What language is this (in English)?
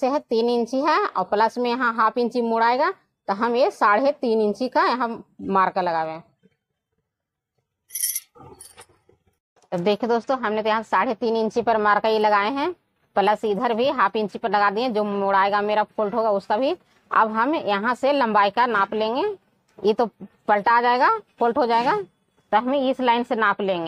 Hindi